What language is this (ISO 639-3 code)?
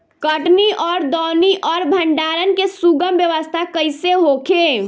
bho